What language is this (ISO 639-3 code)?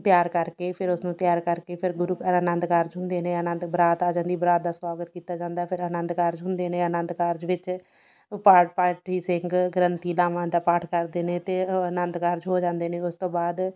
pan